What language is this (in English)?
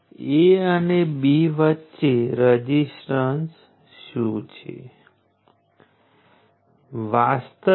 Gujarati